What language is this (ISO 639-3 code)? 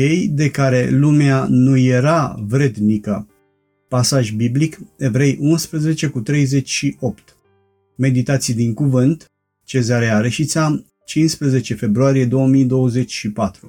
ron